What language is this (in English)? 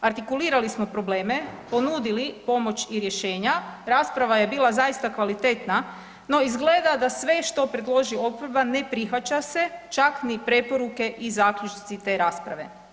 Croatian